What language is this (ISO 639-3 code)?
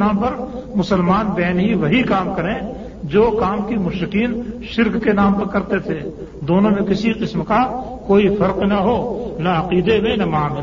urd